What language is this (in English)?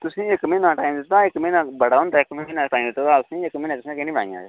Dogri